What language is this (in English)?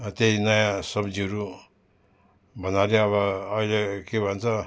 Nepali